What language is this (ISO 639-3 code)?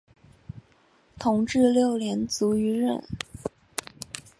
zho